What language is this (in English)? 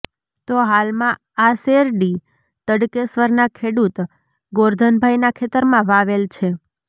Gujarati